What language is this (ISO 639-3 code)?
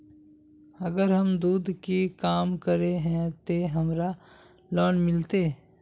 mag